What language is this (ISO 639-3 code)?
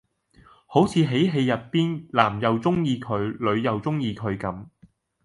yue